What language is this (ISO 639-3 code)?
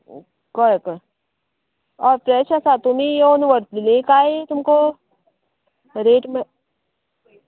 kok